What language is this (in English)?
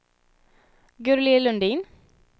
Swedish